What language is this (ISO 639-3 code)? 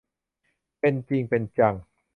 tha